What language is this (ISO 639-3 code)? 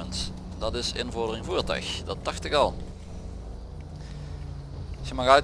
nld